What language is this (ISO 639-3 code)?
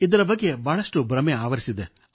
kan